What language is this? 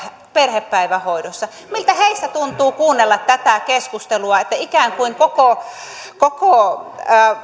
Finnish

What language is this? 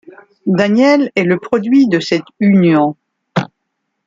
French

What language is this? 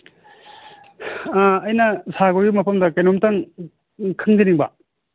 Manipuri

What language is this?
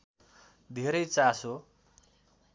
Nepali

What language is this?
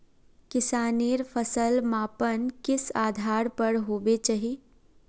Magahi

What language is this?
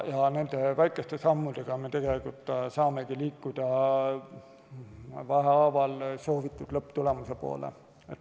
Estonian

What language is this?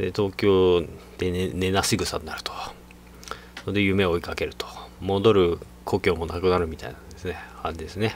Japanese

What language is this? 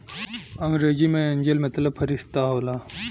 Bhojpuri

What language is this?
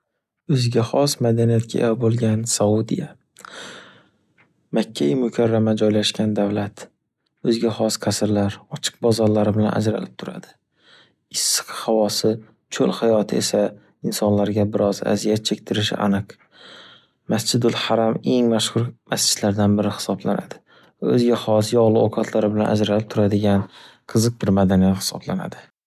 Uzbek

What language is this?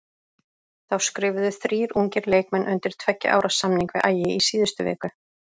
Icelandic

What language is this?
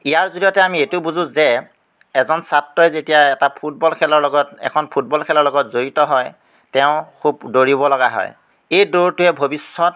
Assamese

